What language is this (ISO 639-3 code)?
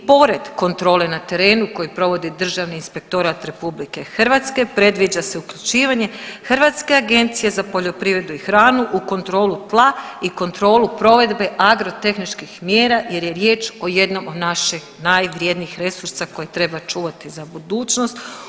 hrv